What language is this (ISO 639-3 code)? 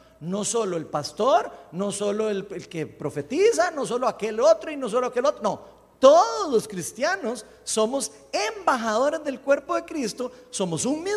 spa